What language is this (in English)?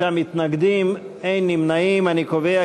Hebrew